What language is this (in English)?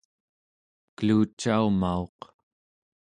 Central Yupik